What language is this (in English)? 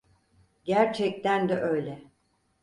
Turkish